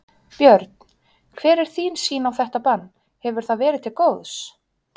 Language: Icelandic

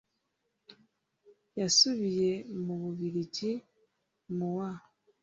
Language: Kinyarwanda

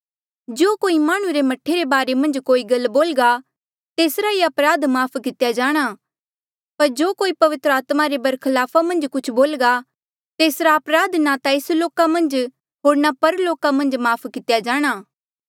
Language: Mandeali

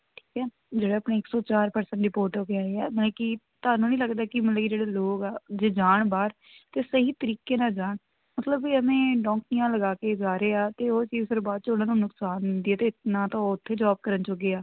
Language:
Punjabi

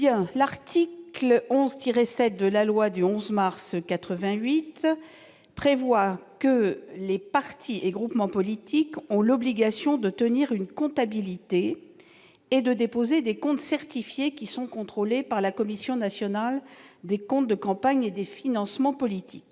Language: French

